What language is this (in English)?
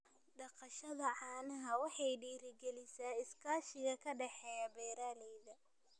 Somali